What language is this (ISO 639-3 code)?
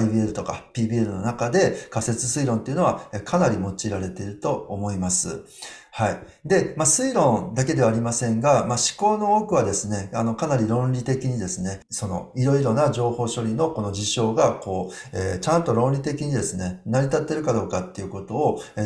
jpn